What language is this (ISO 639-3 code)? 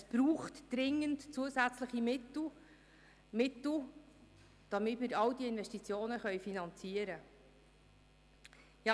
gsw